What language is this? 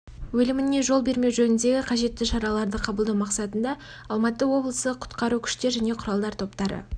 Kazakh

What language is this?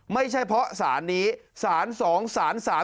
Thai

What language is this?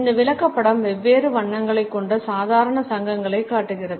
Tamil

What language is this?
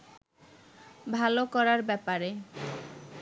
Bangla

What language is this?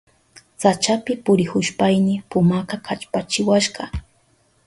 Southern Pastaza Quechua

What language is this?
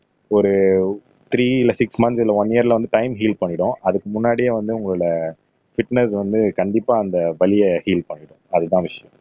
Tamil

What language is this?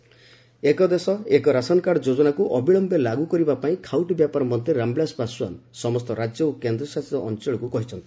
Odia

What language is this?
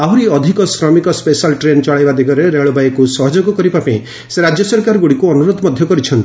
Odia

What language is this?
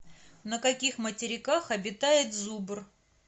Russian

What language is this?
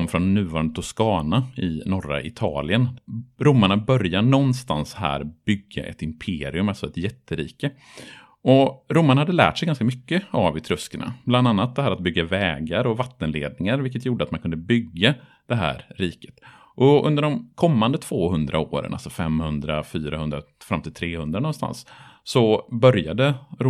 Swedish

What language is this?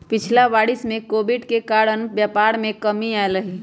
Magahi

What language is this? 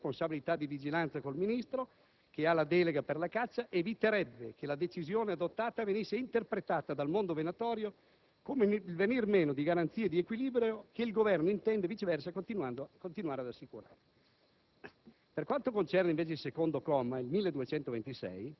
Italian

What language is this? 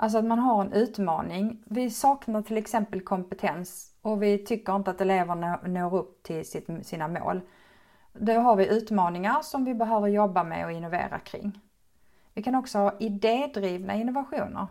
Swedish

